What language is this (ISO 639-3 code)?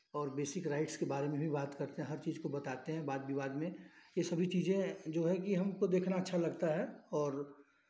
hin